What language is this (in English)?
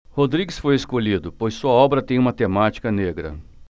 Portuguese